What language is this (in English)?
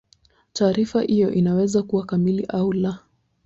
Swahili